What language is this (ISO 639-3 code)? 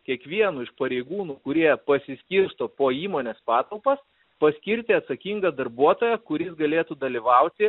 lit